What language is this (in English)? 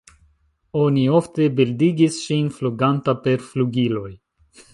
Esperanto